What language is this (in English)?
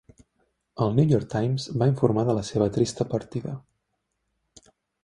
Catalan